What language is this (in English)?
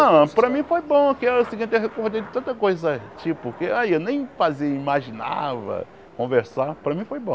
Portuguese